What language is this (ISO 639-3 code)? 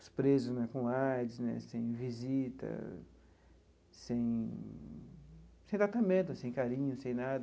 por